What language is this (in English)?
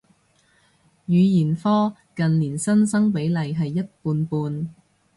Cantonese